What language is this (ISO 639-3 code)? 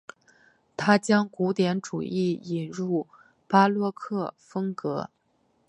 zho